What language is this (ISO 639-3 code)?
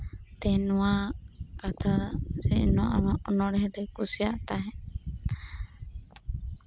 sat